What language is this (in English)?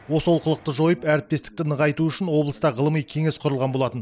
Kazakh